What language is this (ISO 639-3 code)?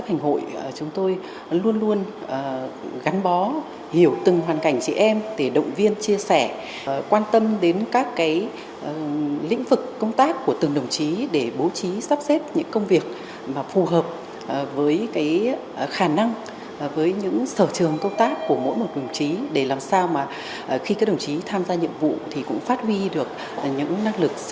vie